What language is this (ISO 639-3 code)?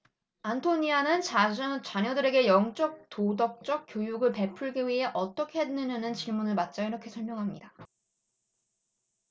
kor